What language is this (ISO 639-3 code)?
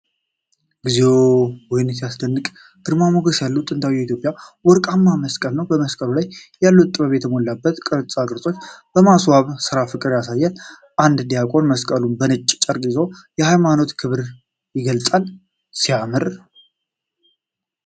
amh